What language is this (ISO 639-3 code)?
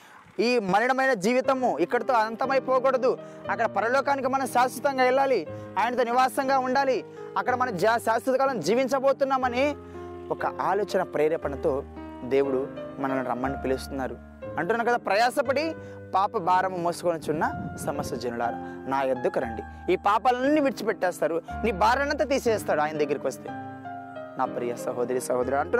tel